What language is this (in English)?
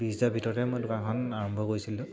Assamese